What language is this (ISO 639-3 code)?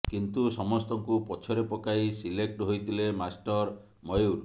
ori